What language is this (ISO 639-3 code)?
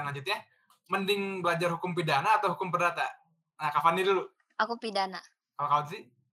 ind